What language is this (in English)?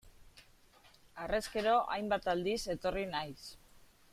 Basque